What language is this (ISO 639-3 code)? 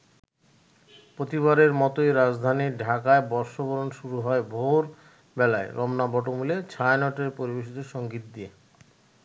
ben